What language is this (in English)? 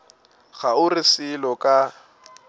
Northern Sotho